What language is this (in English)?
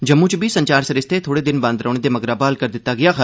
Dogri